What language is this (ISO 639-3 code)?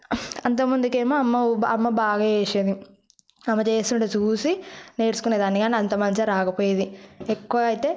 tel